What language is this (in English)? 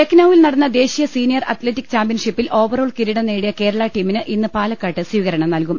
Malayalam